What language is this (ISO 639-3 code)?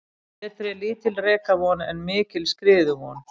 isl